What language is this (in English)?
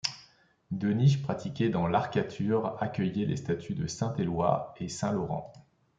French